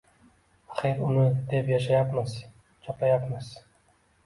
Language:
Uzbek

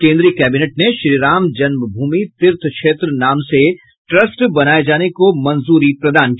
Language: Hindi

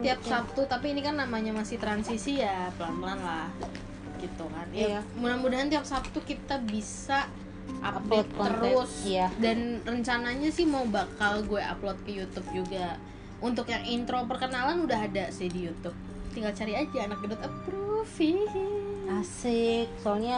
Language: Indonesian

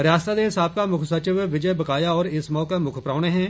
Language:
Dogri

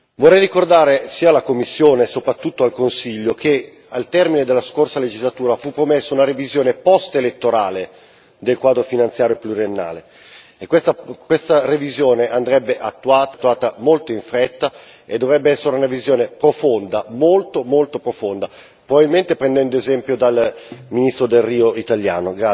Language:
Italian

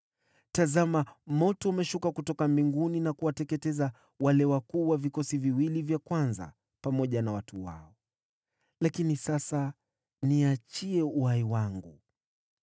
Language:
Swahili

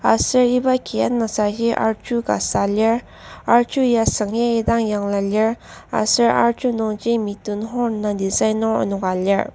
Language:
Ao Naga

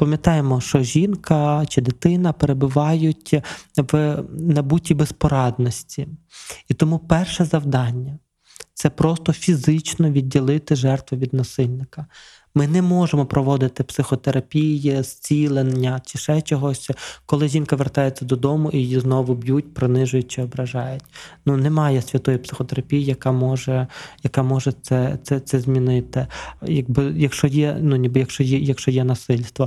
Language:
Ukrainian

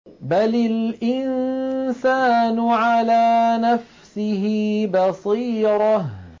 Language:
Arabic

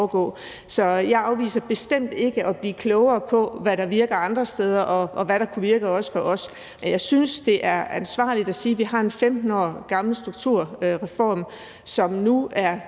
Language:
Danish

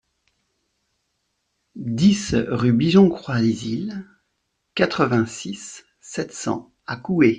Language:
French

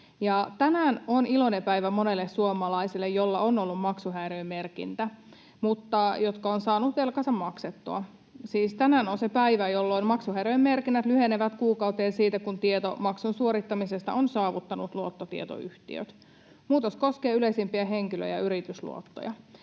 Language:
Finnish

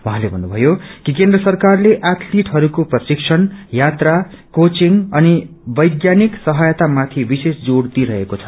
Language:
Nepali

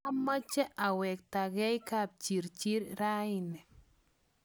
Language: Kalenjin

